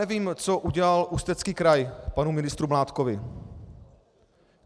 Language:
Czech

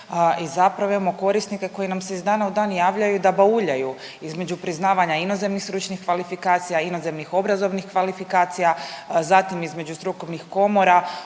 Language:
Croatian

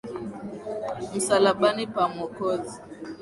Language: Swahili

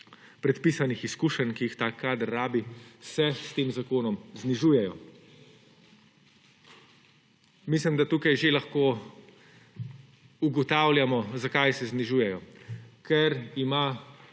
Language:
Slovenian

